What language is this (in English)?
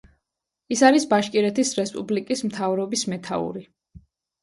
Georgian